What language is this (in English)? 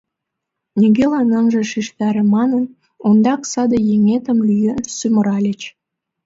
Mari